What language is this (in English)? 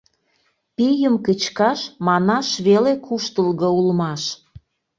Mari